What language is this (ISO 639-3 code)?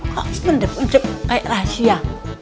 ind